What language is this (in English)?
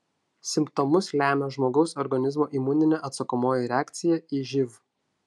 Lithuanian